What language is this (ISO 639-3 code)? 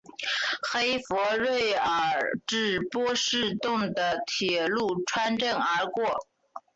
zho